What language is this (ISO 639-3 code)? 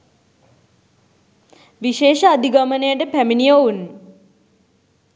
sin